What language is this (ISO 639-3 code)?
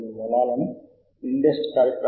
tel